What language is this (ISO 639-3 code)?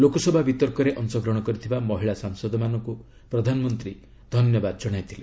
ori